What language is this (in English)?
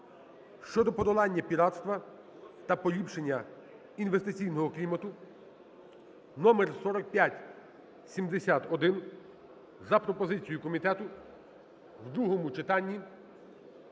Ukrainian